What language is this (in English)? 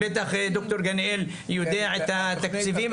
Hebrew